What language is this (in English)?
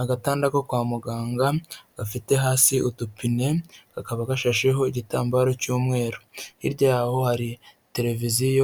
Kinyarwanda